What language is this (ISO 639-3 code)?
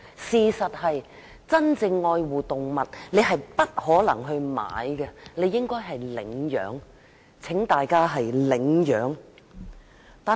yue